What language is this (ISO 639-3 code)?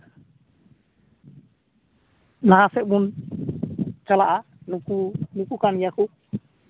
sat